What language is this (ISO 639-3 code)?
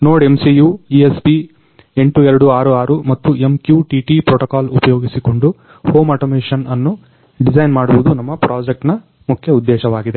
kan